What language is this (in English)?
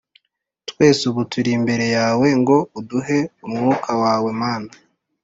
Kinyarwanda